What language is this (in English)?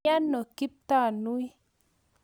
Kalenjin